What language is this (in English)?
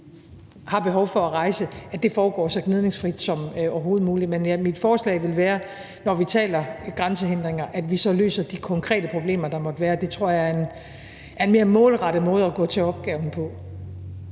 Danish